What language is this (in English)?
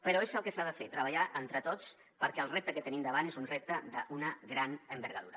Catalan